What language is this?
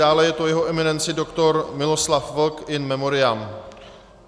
Czech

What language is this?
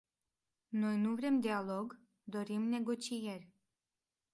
Romanian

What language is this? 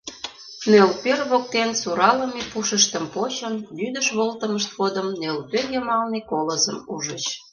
Mari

